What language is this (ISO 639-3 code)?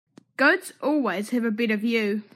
eng